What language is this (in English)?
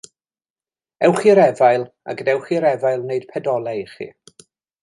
Welsh